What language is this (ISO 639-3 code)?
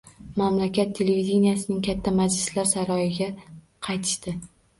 uzb